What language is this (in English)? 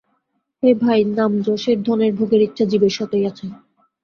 Bangla